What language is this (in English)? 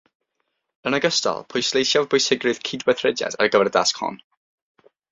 Welsh